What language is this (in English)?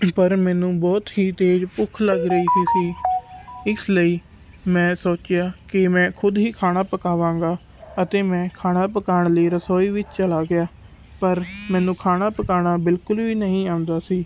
Punjabi